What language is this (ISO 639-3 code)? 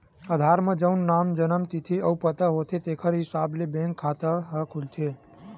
hne